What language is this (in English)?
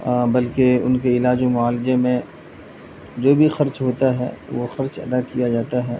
Urdu